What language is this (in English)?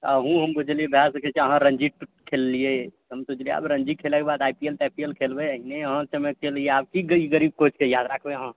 Maithili